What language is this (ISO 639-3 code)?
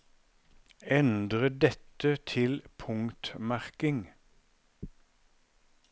nor